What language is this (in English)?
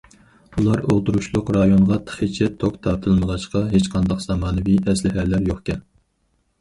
Uyghur